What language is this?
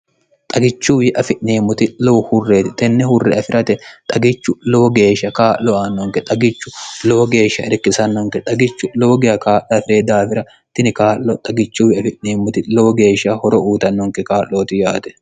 Sidamo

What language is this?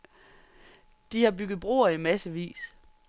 Danish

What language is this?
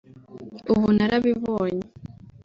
Kinyarwanda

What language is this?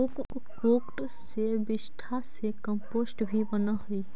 Magahi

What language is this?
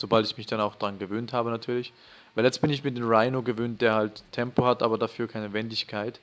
German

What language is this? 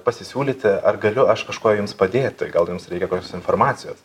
Lithuanian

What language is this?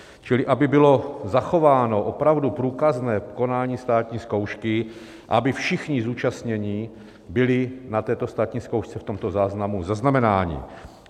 Czech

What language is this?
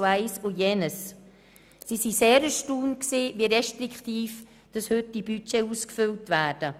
Swiss German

